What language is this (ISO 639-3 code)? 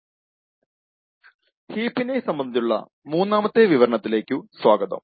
mal